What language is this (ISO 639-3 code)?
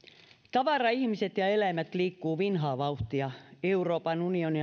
fin